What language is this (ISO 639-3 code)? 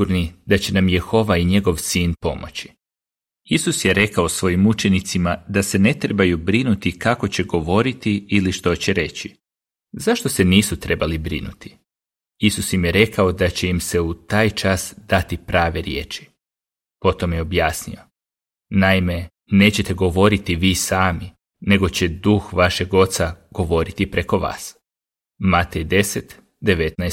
hrv